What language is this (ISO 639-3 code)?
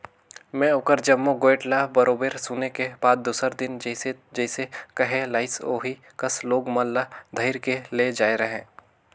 hne